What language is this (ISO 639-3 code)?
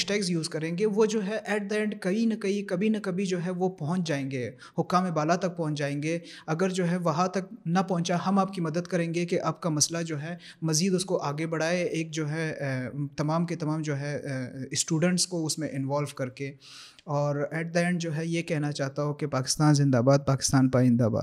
urd